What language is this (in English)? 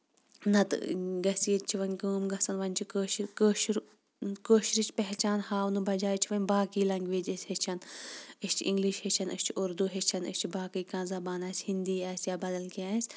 Kashmiri